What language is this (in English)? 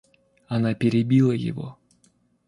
Russian